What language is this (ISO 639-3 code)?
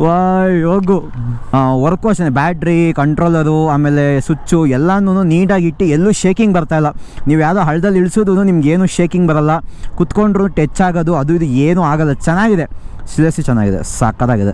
kan